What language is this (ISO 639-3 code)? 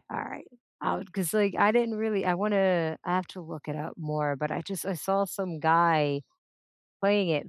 eng